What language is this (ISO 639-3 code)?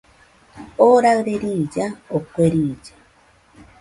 hux